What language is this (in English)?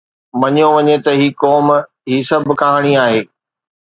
Sindhi